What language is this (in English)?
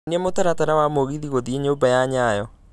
Kikuyu